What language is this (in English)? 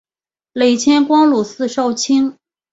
Chinese